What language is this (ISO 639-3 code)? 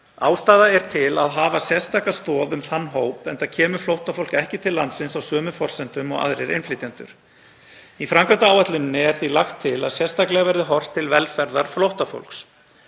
isl